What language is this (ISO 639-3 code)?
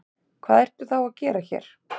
isl